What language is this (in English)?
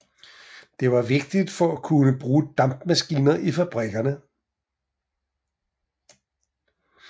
Danish